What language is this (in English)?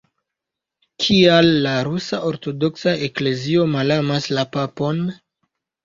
Esperanto